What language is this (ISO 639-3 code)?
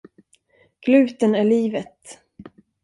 swe